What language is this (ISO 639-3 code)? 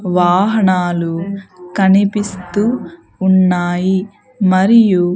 tel